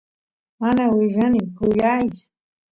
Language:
Santiago del Estero Quichua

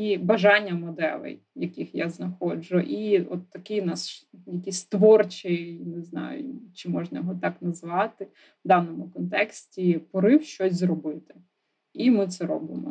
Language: Ukrainian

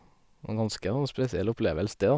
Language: Norwegian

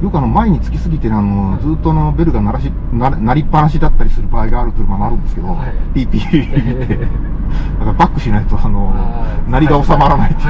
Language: Japanese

